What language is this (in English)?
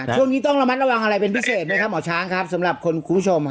Thai